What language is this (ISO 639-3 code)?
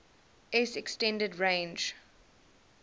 eng